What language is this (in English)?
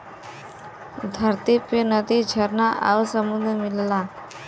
Bhojpuri